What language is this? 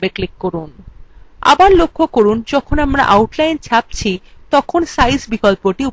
Bangla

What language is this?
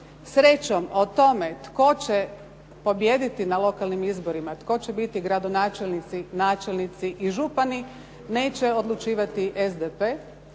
Croatian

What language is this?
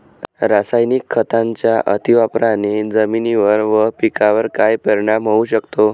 Marathi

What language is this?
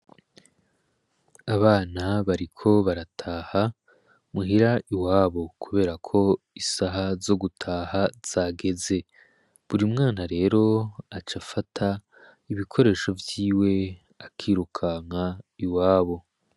Rundi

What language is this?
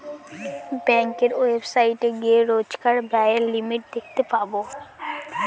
Bangla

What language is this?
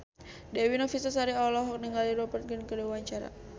Sundanese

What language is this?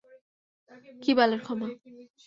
Bangla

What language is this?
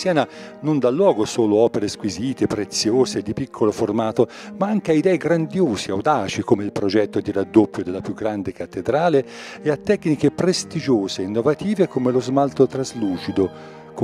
Italian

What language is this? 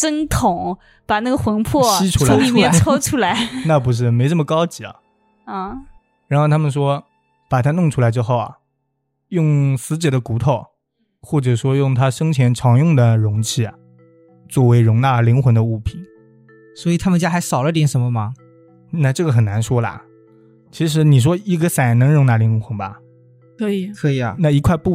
Chinese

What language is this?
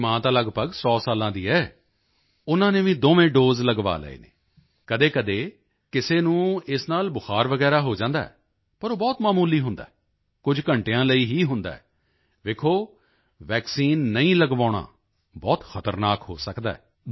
Punjabi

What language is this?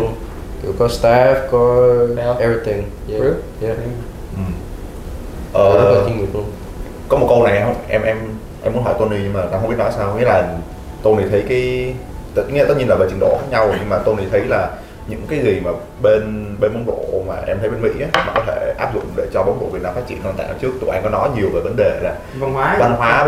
Vietnamese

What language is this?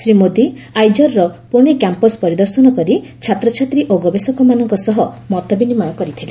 Odia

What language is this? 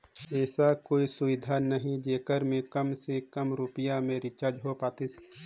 Chhattisgarhi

